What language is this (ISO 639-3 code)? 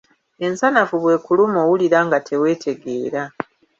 lug